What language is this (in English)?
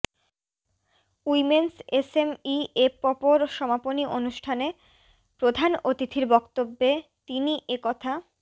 Bangla